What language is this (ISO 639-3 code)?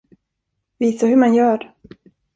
swe